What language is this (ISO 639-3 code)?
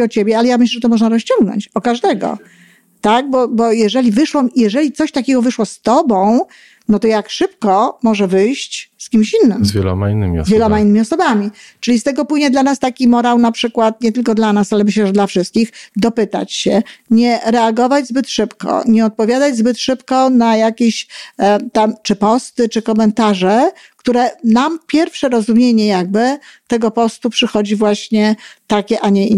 pol